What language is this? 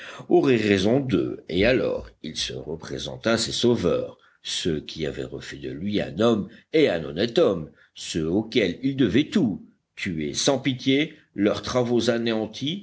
French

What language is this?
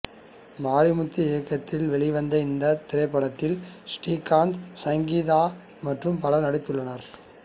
Tamil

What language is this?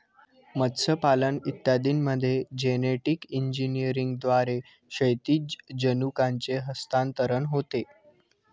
Marathi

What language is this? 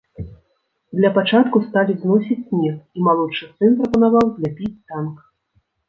Belarusian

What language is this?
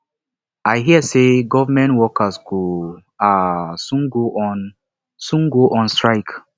Nigerian Pidgin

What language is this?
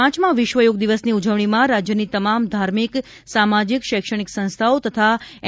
Gujarati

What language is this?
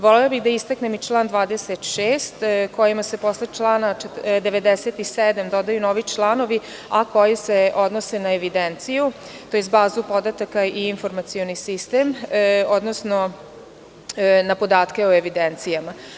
Serbian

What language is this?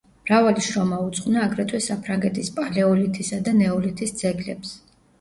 Georgian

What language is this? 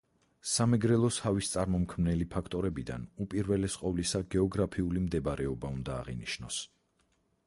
Georgian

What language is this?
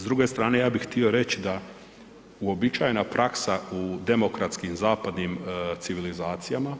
Croatian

